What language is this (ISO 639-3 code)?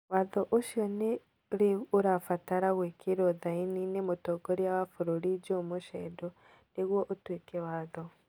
kik